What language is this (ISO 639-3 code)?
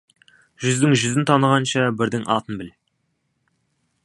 kaz